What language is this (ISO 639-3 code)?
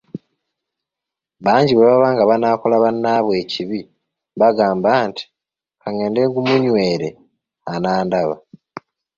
lug